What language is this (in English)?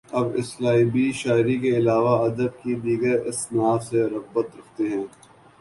Urdu